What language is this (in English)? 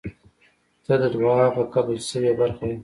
Pashto